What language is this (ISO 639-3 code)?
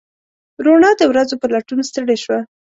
pus